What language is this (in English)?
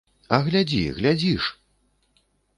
Belarusian